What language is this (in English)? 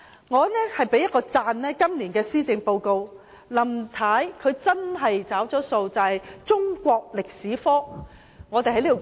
Cantonese